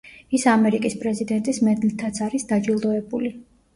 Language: Georgian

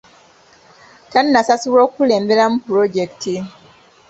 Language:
Ganda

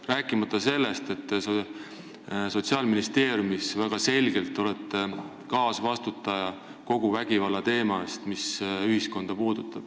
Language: Estonian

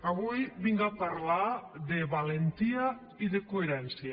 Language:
Catalan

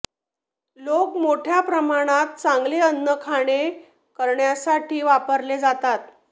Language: Marathi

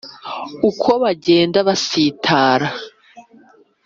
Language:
Kinyarwanda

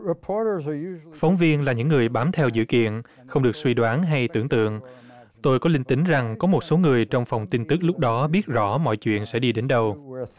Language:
Vietnamese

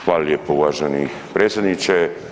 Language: Croatian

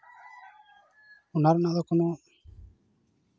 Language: Santali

